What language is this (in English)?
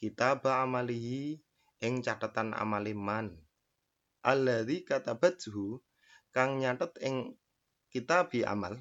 Indonesian